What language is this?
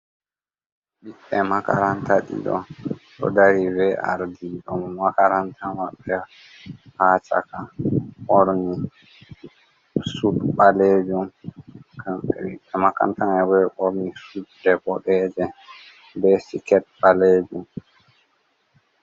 Fula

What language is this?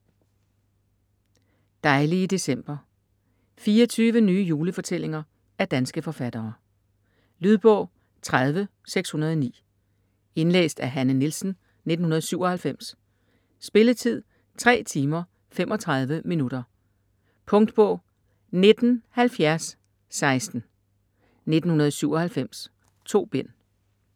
Danish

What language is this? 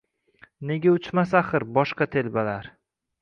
Uzbek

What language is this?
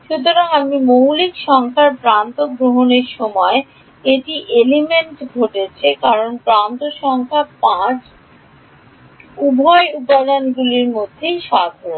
Bangla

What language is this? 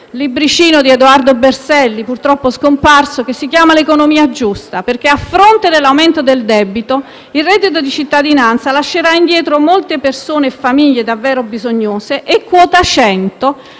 Italian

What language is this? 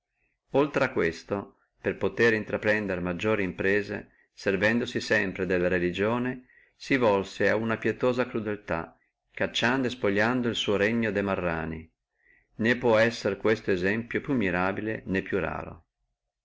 Italian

